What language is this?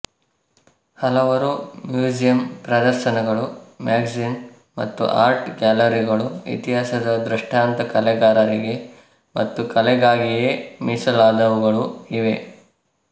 Kannada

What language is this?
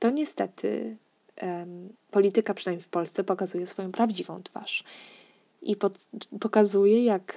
Polish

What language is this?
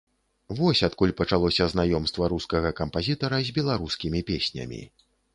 Belarusian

